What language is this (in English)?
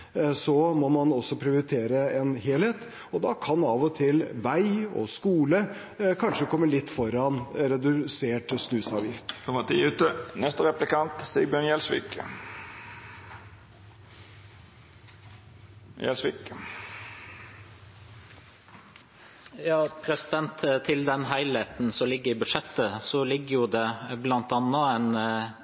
Norwegian